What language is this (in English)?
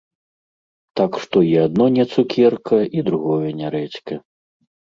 Belarusian